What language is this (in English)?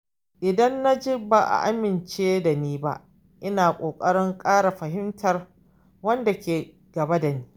Hausa